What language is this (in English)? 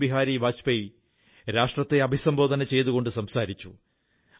Malayalam